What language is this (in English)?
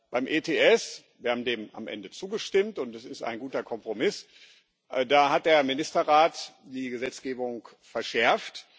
German